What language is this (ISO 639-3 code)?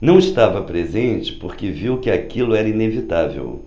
por